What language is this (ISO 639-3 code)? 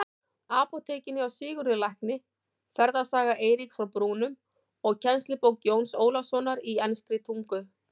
isl